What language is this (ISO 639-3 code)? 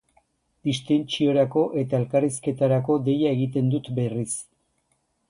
eus